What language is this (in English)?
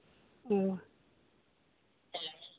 Santali